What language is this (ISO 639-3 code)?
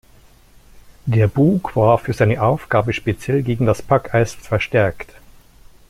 deu